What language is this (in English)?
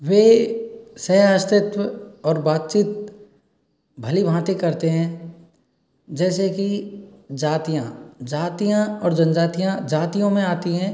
Hindi